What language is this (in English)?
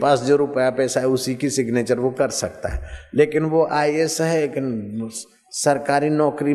Hindi